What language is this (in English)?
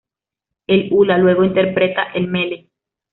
Spanish